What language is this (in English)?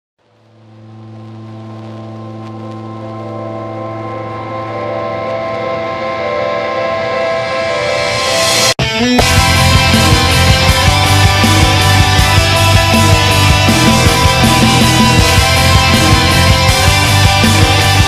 Thai